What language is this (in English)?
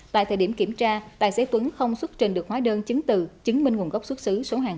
Vietnamese